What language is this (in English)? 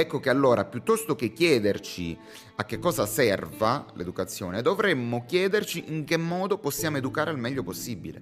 Italian